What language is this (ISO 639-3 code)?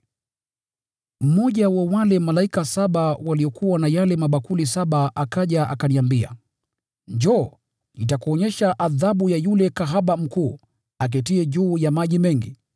swa